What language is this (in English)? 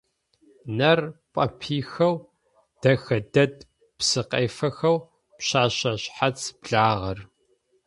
Adyghe